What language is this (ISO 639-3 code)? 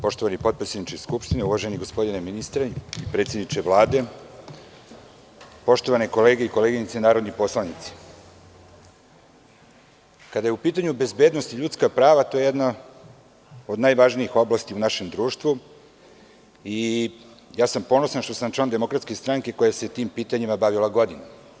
srp